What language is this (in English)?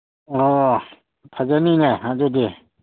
Manipuri